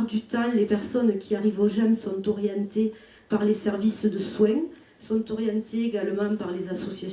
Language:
French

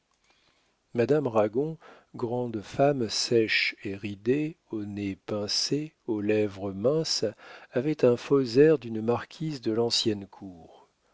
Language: French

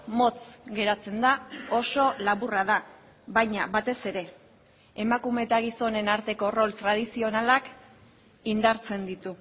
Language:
Basque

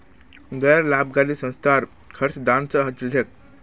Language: Magahi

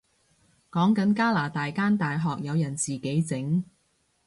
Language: Cantonese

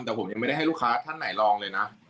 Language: Thai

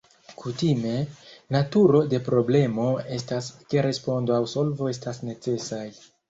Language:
Esperanto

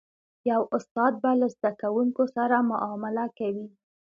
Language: Pashto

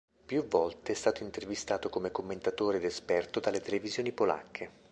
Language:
Italian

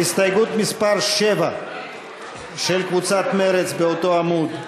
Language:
Hebrew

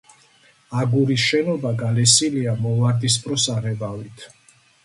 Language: Georgian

